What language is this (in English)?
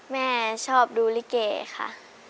Thai